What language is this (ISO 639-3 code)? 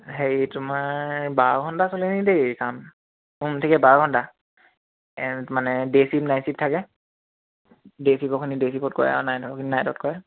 asm